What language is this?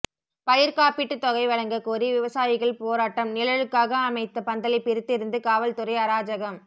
Tamil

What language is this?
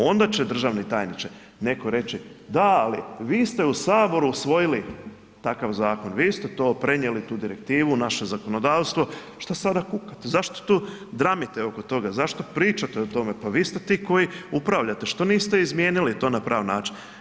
Croatian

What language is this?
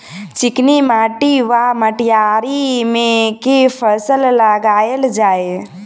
Maithili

